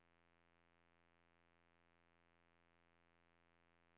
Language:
Norwegian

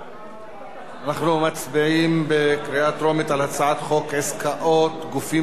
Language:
Hebrew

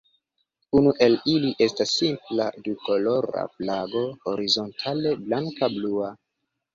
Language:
Esperanto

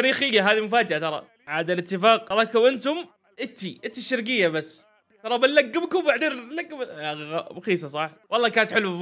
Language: Arabic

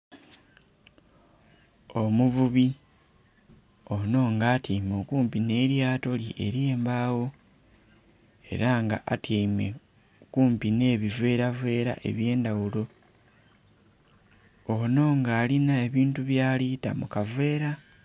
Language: Soga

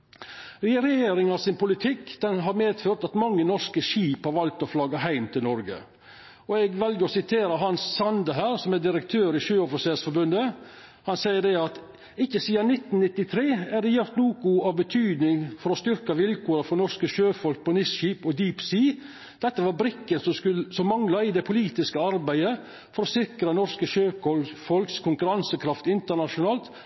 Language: Norwegian Nynorsk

